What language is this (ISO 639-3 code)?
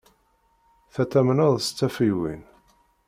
kab